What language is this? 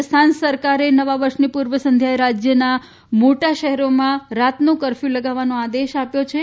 Gujarati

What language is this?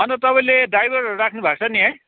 Nepali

